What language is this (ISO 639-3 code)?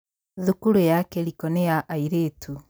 kik